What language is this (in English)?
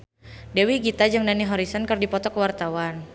Sundanese